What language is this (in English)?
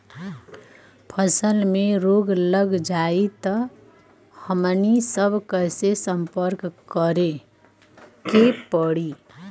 Bhojpuri